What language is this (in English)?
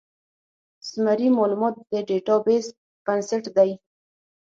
Pashto